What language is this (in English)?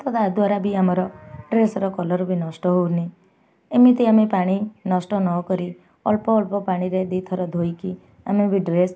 Odia